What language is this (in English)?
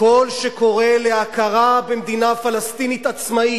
Hebrew